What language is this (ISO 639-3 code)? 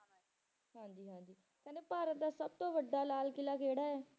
pan